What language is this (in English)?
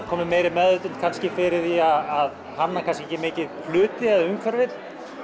Icelandic